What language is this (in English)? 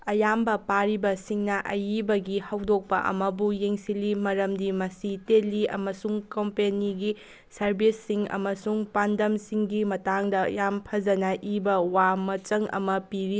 Manipuri